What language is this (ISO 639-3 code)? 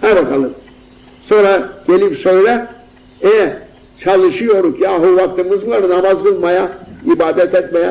tur